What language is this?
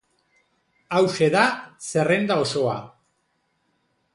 Basque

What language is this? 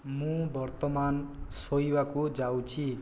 Odia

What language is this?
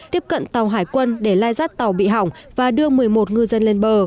Vietnamese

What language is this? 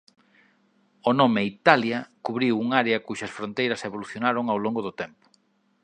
Galician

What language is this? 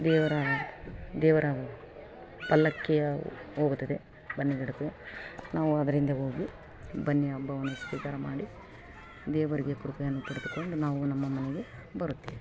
Kannada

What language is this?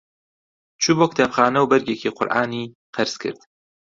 Central Kurdish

